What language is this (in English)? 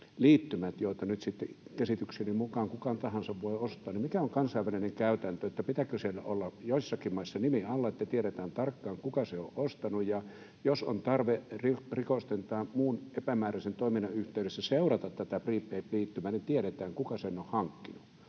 Finnish